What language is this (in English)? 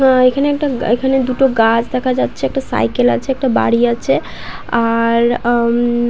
Bangla